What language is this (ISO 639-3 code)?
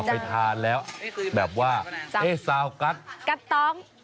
tha